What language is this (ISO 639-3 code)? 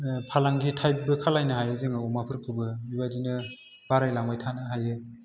brx